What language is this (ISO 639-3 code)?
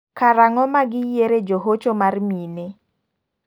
luo